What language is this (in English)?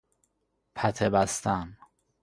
Persian